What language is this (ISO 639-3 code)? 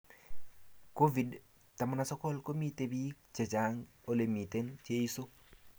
kln